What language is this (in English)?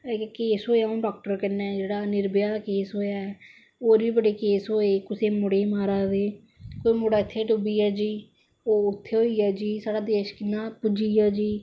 Dogri